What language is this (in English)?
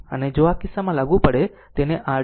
Gujarati